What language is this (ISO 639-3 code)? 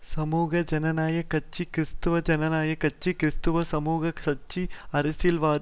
tam